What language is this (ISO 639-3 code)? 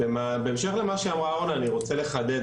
heb